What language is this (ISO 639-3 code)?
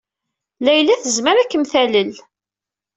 kab